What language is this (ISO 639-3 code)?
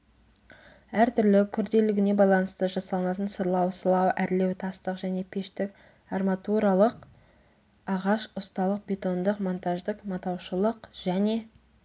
kaz